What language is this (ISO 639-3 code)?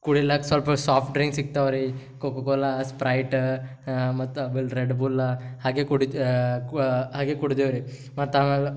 kan